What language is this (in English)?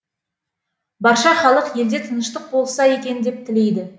Kazakh